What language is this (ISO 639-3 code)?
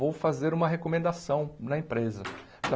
por